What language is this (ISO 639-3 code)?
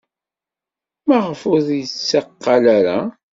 kab